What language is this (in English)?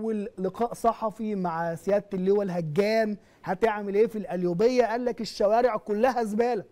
Arabic